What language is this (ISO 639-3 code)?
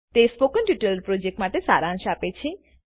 guj